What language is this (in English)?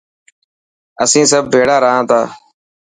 Dhatki